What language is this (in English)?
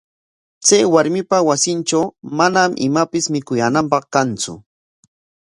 Corongo Ancash Quechua